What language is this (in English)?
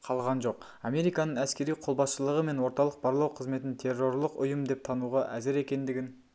Kazakh